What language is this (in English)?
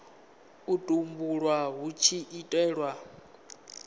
Venda